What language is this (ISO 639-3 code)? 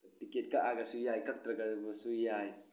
mni